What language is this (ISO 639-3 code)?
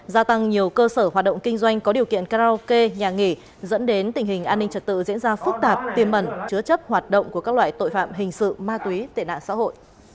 vie